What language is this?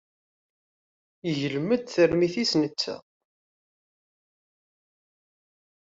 Kabyle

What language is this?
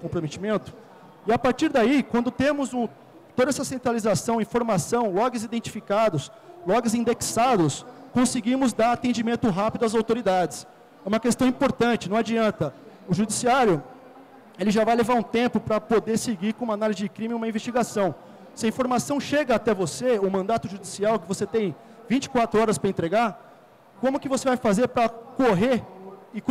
Portuguese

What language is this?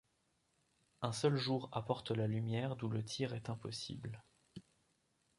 French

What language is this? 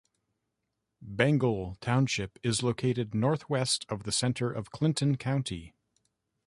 English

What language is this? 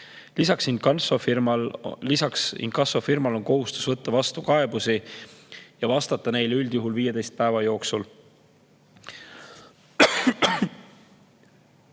Estonian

